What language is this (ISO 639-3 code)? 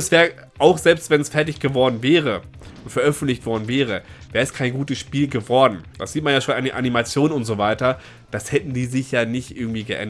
deu